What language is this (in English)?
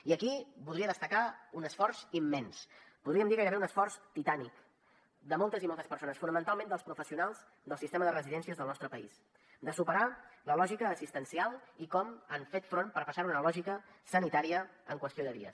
Catalan